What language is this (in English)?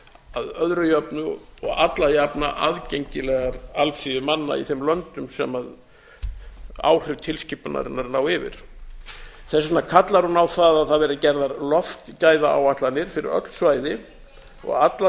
Icelandic